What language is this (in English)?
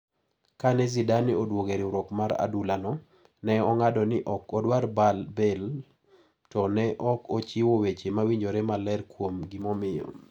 Luo (Kenya and Tanzania)